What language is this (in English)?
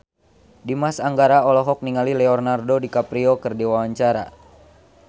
Sundanese